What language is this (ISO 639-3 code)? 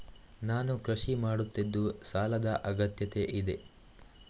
kan